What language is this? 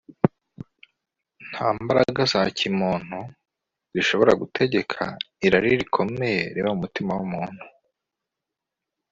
Kinyarwanda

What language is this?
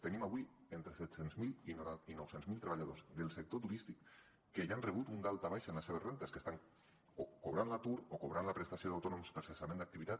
Catalan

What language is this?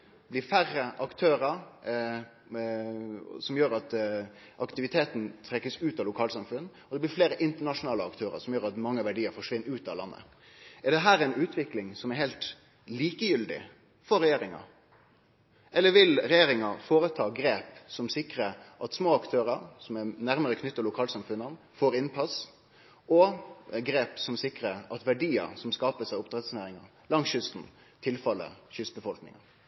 Norwegian Nynorsk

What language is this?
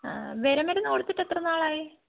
Malayalam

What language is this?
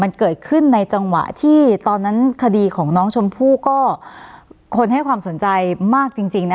Thai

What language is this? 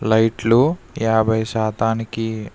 Telugu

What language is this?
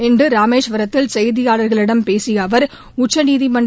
Tamil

